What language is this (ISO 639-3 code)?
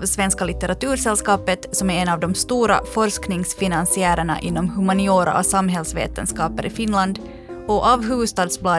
swe